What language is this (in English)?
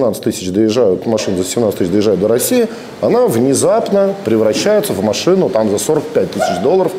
Russian